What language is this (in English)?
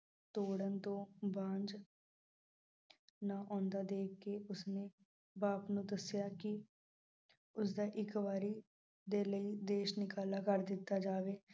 Punjabi